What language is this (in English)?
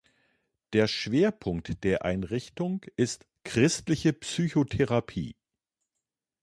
German